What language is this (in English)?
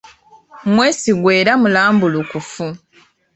Ganda